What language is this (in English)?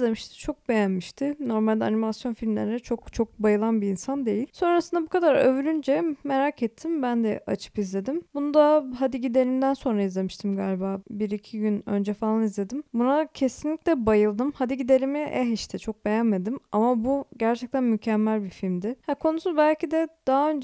Turkish